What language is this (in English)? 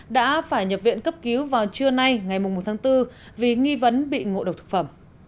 Vietnamese